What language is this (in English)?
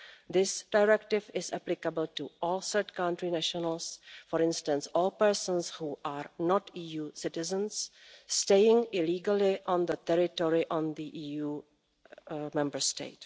English